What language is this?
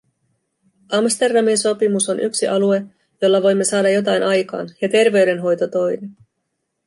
Finnish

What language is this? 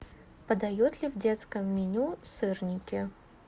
Russian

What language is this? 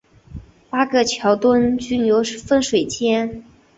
Chinese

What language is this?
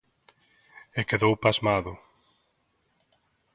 Galician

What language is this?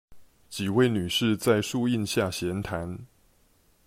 Chinese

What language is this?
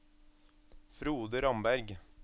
Norwegian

